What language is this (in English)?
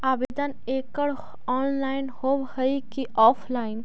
Magahi